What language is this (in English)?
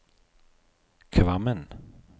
Norwegian